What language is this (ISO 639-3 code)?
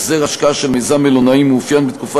heb